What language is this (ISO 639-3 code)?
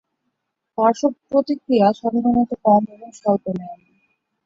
ben